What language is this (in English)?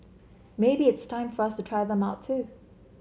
English